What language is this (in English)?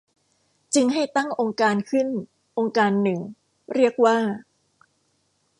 Thai